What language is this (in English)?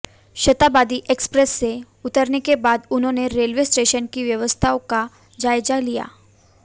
Hindi